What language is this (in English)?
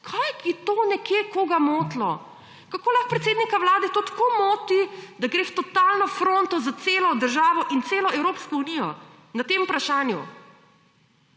Slovenian